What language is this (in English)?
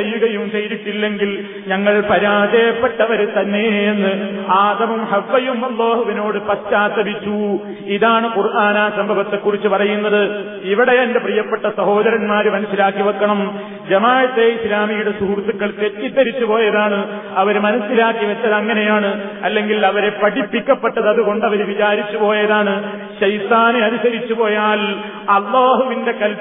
Malayalam